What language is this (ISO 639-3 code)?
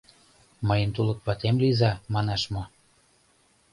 chm